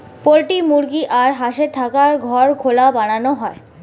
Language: Bangla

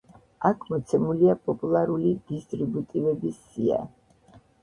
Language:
Georgian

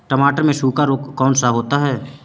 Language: Hindi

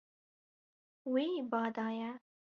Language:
Kurdish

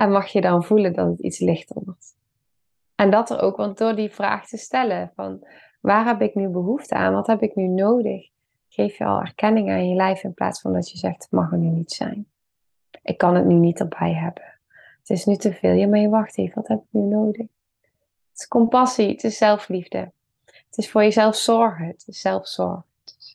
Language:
Dutch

